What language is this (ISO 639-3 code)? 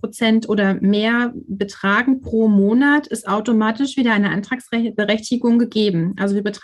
deu